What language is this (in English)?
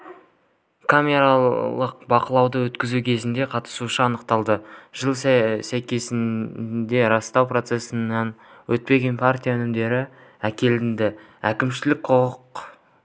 Kazakh